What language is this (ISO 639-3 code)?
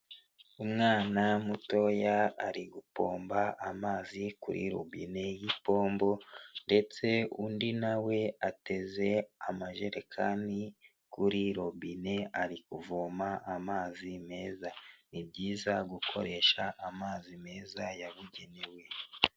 kin